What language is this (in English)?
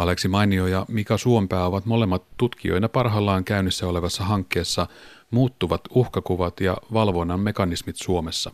Finnish